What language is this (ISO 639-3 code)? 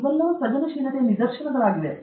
kan